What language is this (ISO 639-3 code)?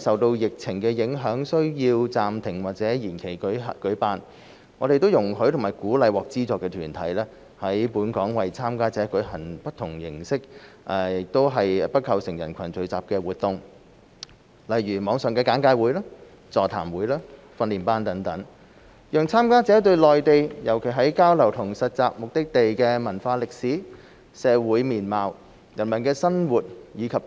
yue